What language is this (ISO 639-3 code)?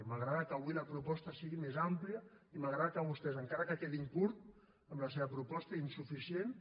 cat